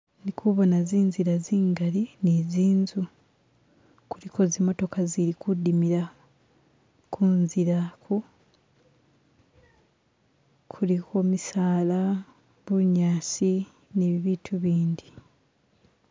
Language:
Masaaba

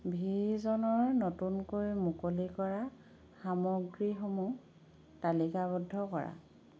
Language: Assamese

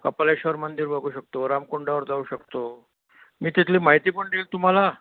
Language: Marathi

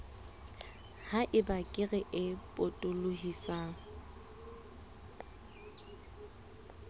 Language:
Southern Sotho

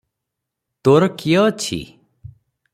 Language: Odia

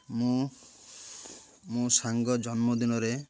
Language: Odia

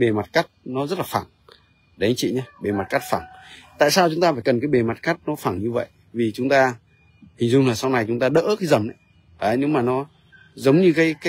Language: Vietnamese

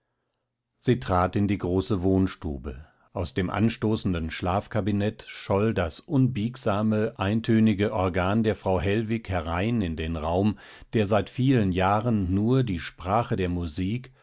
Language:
German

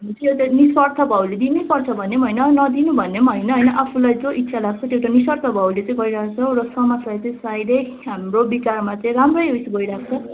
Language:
Nepali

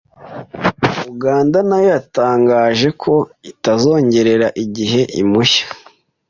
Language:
Kinyarwanda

